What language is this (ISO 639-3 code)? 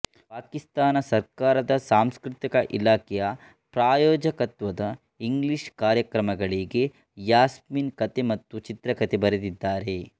kan